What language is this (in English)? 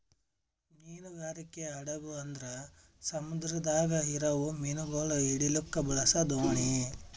Kannada